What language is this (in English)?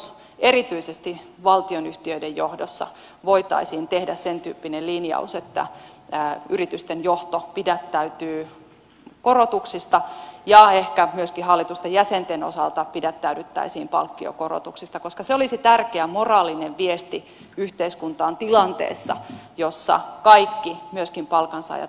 Finnish